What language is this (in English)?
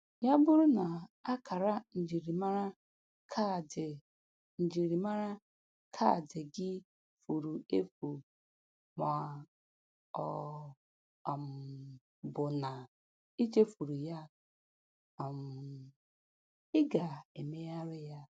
Igbo